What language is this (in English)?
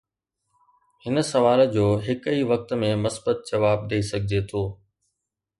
Sindhi